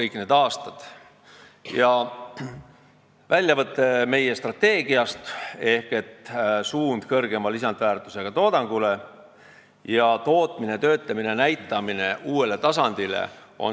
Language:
Estonian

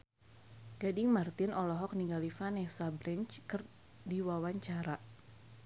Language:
Sundanese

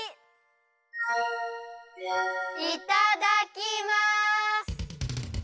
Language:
Japanese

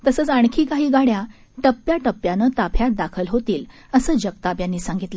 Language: Marathi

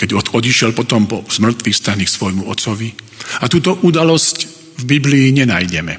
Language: Slovak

